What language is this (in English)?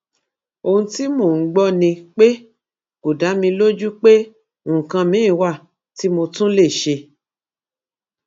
Yoruba